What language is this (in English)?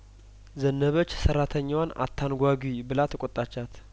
Amharic